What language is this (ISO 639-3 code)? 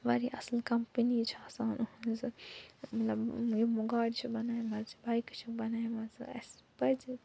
kas